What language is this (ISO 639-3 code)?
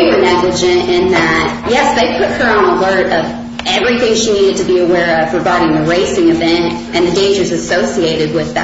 eng